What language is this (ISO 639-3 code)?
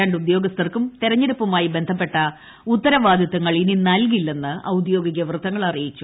mal